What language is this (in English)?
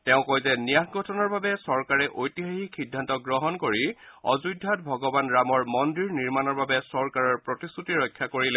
Assamese